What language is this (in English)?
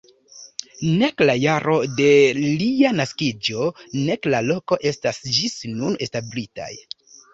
Esperanto